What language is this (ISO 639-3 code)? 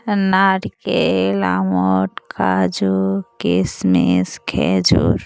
ben